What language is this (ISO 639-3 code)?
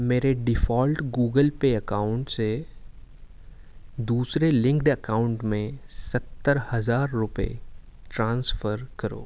urd